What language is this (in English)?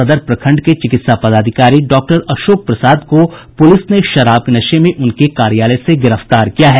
Hindi